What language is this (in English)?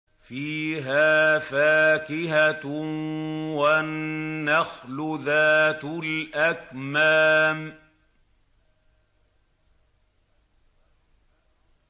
Arabic